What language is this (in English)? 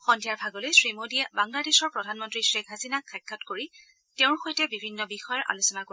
Assamese